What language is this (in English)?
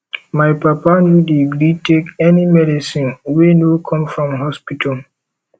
Nigerian Pidgin